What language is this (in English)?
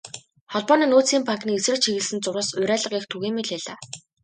Mongolian